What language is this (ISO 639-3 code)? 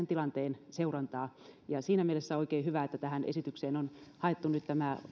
fin